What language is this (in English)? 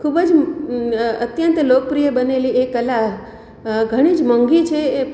Gujarati